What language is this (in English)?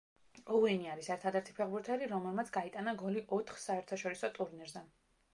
Georgian